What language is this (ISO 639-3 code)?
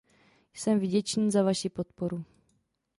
ces